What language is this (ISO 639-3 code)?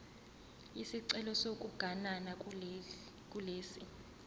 zul